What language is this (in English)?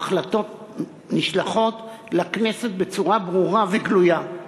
Hebrew